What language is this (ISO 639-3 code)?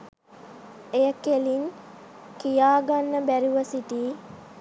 sin